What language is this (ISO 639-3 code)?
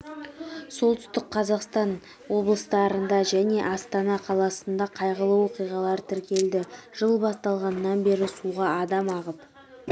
kaz